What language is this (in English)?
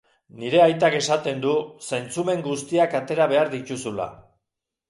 Basque